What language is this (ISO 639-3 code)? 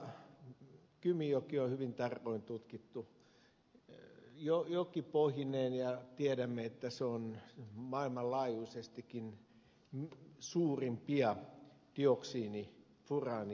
fin